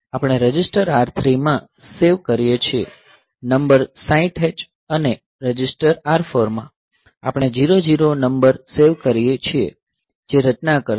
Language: Gujarati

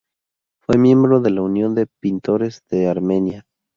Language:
Spanish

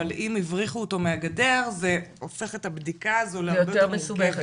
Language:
Hebrew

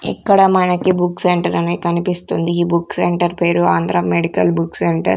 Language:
Telugu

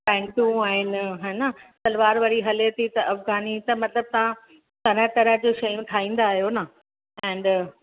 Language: Sindhi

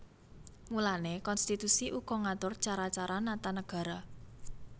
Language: Javanese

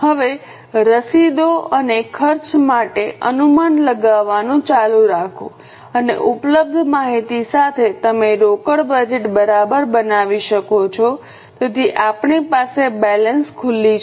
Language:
Gujarati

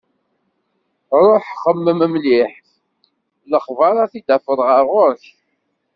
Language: Kabyle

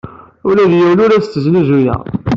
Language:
Kabyle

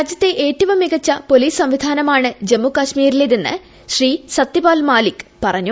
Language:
Malayalam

